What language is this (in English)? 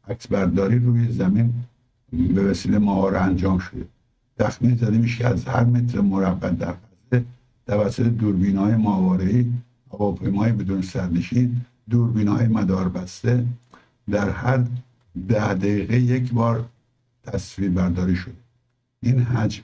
Persian